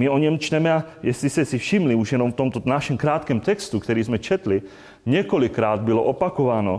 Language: Czech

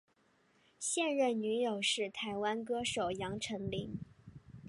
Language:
Chinese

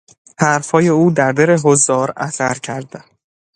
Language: Persian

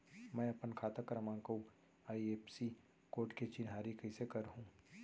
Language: Chhattisgarhi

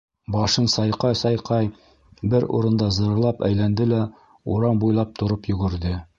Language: Bashkir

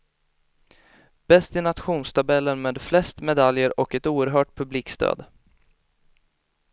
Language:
Swedish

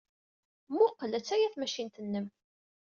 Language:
Kabyle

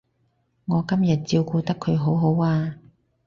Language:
Cantonese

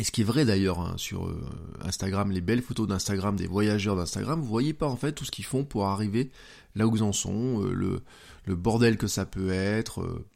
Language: French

